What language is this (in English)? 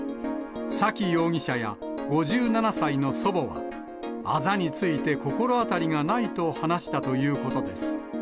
Japanese